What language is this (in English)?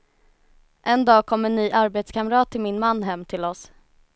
Swedish